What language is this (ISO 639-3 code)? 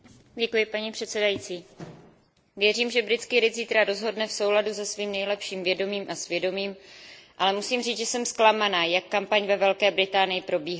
ces